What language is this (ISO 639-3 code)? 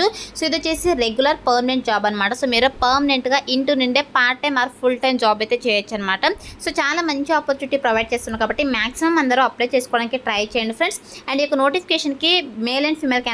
eng